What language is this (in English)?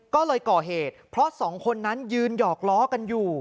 Thai